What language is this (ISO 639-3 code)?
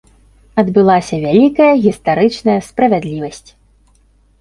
bel